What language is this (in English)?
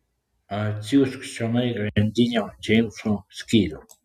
Lithuanian